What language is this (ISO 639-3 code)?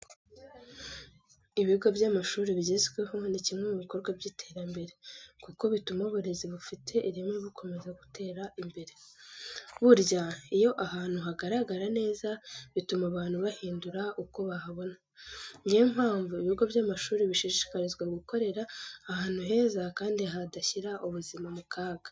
kin